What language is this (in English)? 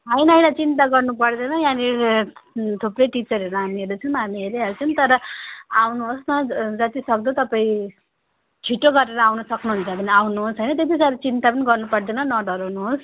Nepali